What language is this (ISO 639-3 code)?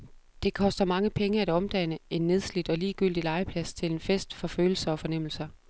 dan